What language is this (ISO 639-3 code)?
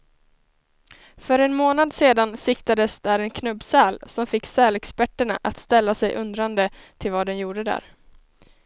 swe